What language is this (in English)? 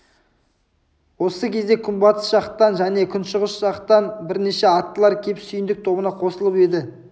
Kazakh